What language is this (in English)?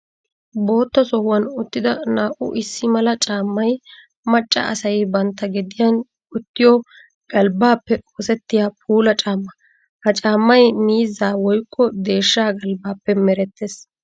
Wolaytta